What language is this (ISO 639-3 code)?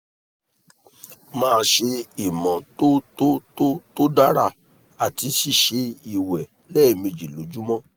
yor